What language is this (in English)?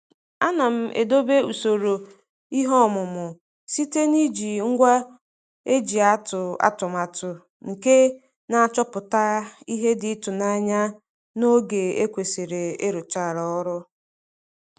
Igbo